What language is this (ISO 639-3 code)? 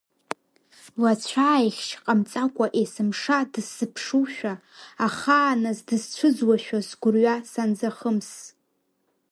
abk